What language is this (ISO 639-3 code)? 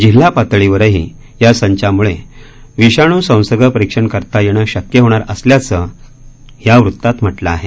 mar